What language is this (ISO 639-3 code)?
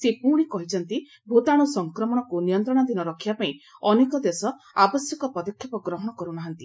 ori